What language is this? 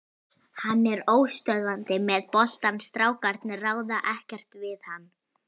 Icelandic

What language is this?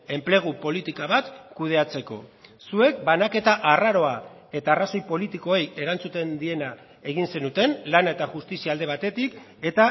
Basque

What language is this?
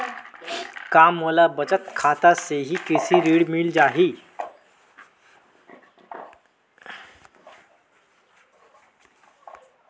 Chhattisgarhi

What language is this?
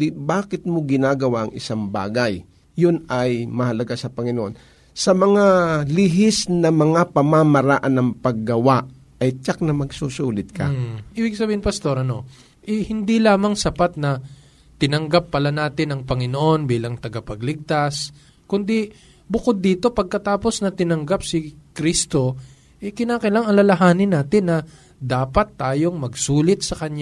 Filipino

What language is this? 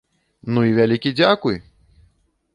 Belarusian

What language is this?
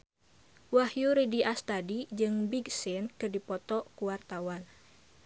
Sundanese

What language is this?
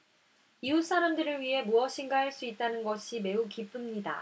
Korean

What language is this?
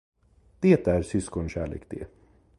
Swedish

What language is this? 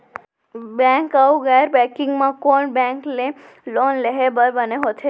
Chhattisgarhi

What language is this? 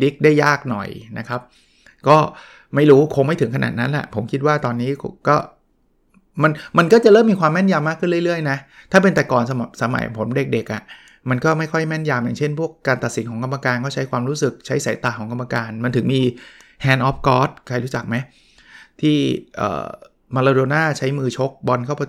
Thai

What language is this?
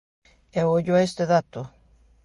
Galician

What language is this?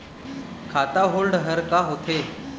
Chhattisgarhi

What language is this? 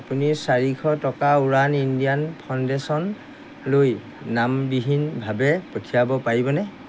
Assamese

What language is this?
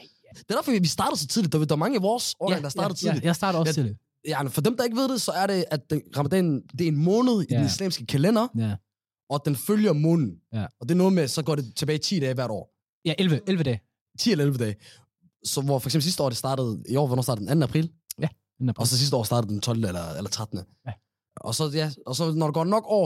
Danish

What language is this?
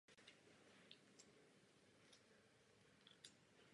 Czech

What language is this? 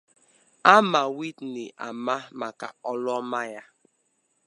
Igbo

